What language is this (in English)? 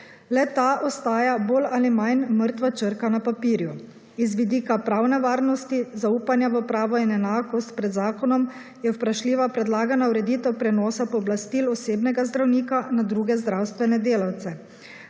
Slovenian